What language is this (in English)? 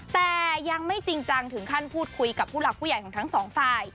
Thai